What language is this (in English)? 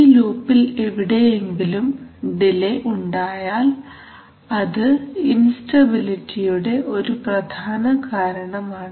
Malayalam